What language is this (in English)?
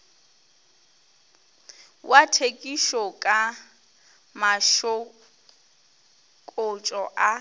Northern Sotho